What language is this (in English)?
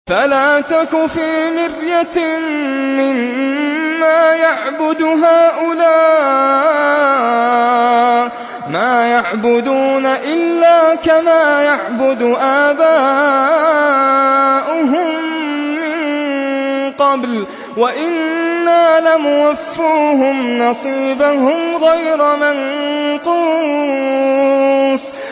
Arabic